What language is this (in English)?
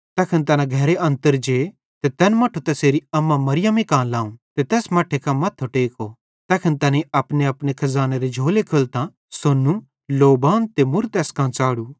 Bhadrawahi